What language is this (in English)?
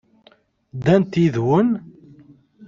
Kabyle